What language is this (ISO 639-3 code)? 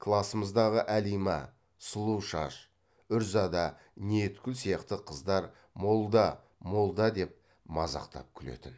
kaz